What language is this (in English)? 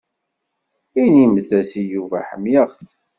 Kabyle